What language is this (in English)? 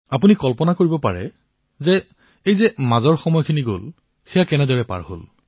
Assamese